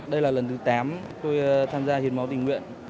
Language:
Vietnamese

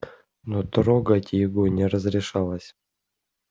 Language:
Russian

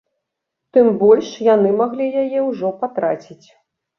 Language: Belarusian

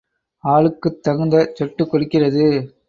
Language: Tamil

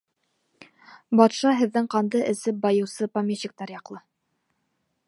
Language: Bashkir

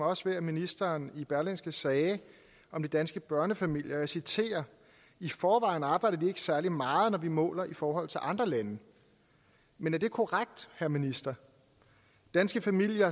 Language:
Danish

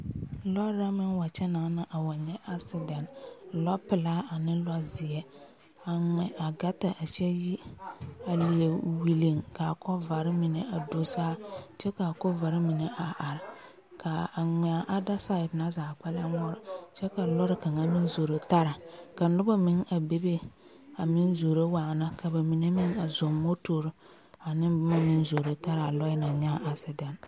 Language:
Southern Dagaare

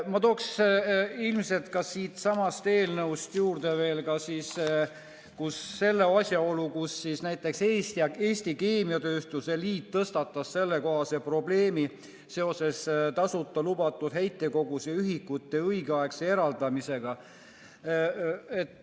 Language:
Estonian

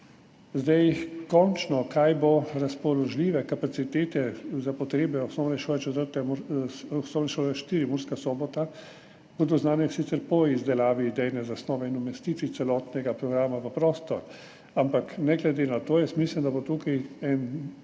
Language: Slovenian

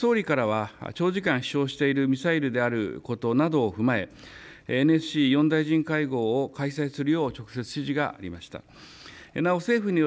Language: Japanese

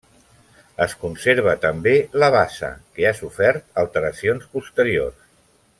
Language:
Catalan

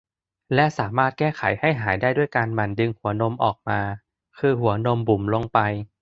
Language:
Thai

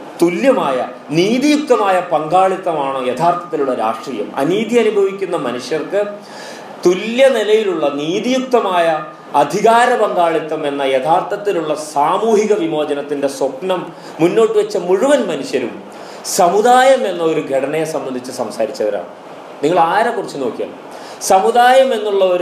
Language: Malayalam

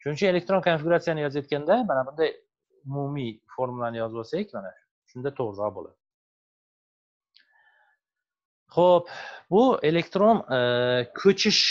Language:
Turkish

